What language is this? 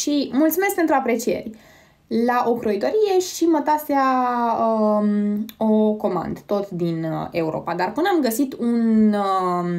Romanian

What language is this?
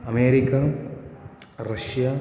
Sanskrit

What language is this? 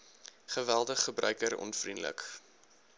Afrikaans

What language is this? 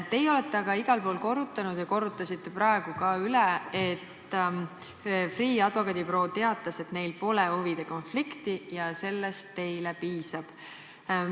Estonian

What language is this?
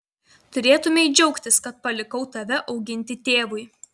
Lithuanian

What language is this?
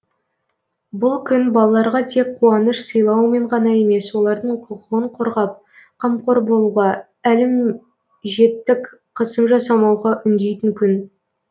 Kazakh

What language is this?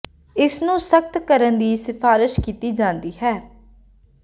Punjabi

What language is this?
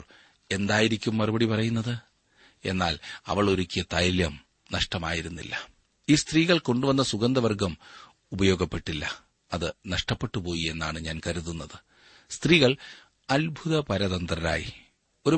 Malayalam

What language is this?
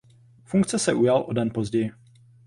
Czech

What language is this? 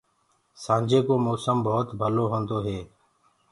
Gurgula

